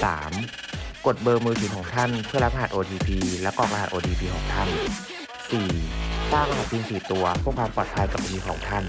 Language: Thai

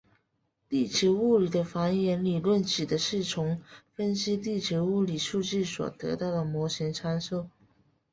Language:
Chinese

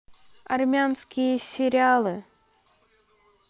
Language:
Russian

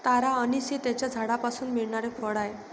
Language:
Marathi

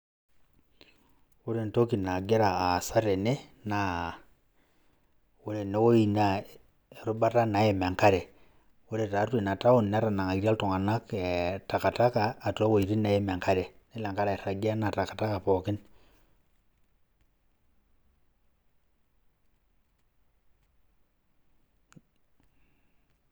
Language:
Masai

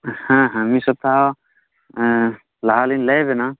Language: Santali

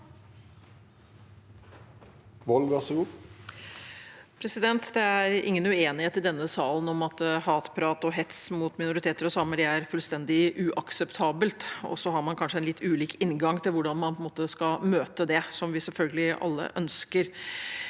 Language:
Norwegian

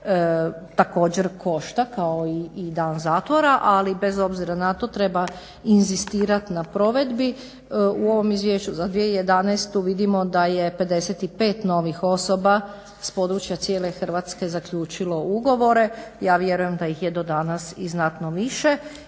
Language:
Croatian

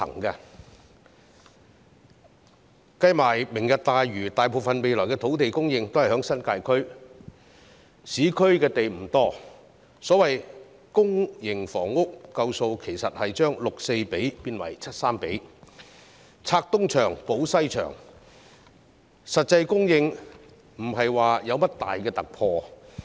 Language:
Cantonese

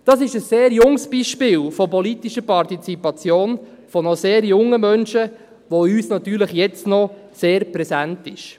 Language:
Swiss German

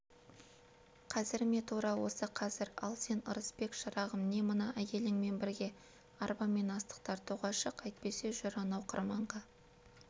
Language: Kazakh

